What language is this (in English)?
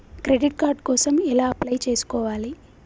Telugu